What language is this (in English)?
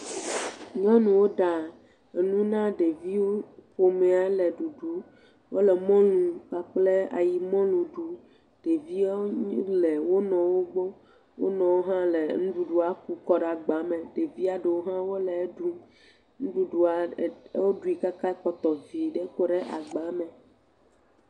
Ewe